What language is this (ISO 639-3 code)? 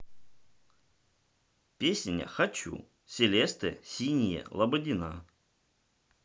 rus